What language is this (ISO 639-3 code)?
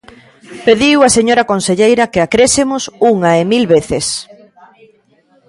glg